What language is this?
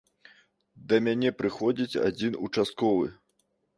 Belarusian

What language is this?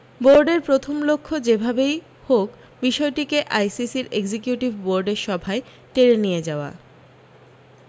Bangla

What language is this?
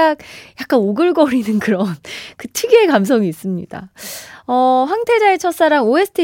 Korean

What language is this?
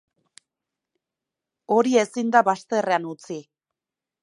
Basque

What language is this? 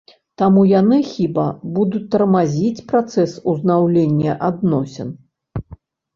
Belarusian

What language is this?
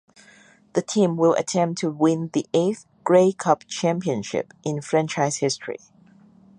English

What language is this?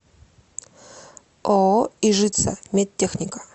Russian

